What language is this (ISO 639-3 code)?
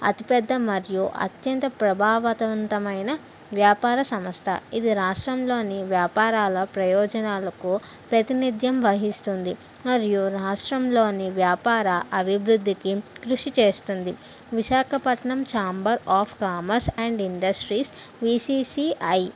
tel